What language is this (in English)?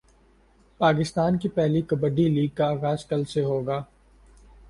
Urdu